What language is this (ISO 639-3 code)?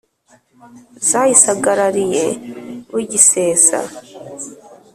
kin